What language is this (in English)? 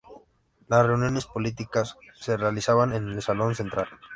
Spanish